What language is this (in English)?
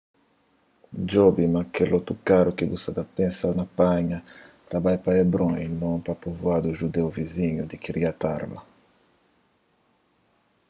Kabuverdianu